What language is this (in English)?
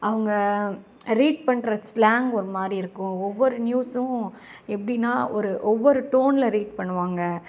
Tamil